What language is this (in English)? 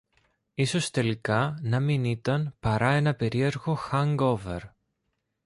Greek